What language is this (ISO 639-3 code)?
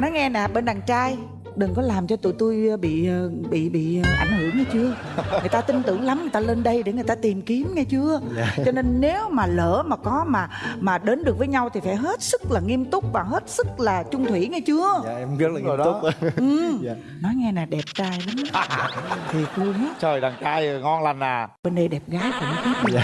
vie